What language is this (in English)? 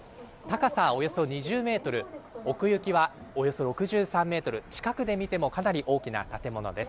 Japanese